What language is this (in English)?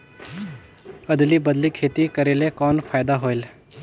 Chhattisgarhi